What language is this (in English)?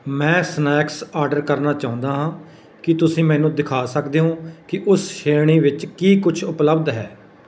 Punjabi